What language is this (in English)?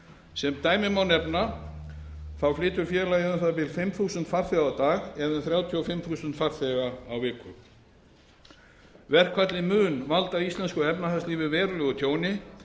Icelandic